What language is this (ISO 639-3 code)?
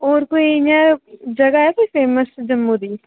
doi